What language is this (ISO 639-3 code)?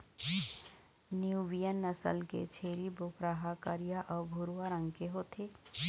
hne